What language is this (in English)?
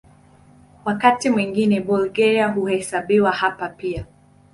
Swahili